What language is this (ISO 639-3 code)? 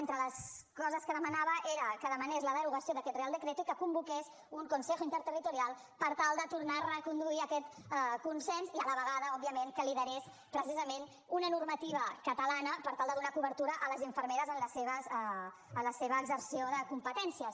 cat